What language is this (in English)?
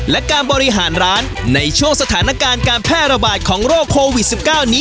Thai